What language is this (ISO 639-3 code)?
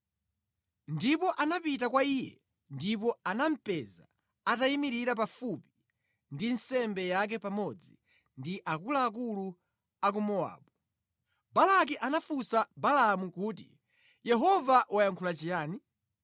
nya